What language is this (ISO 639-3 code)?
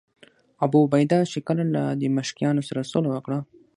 pus